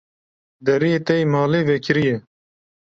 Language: Kurdish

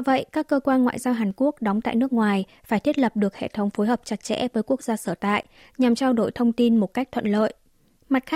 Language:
Vietnamese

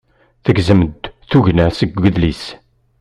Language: Kabyle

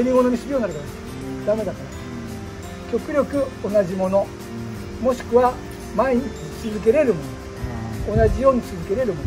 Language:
Japanese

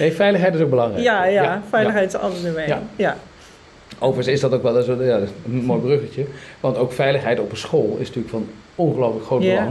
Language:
Dutch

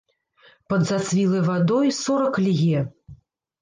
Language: Belarusian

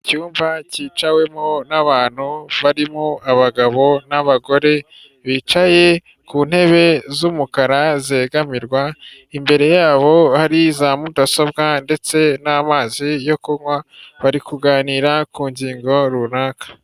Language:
Kinyarwanda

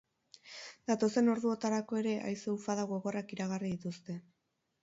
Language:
Basque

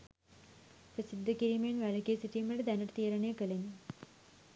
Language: Sinhala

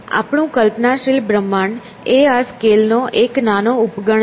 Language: Gujarati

